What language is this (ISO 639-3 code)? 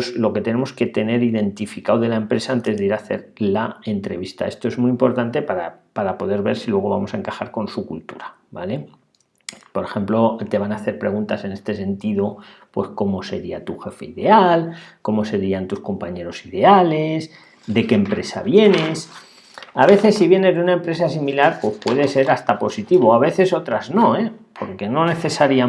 spa